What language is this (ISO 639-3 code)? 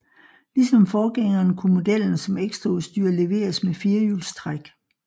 dan